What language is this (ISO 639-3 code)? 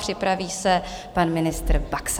ces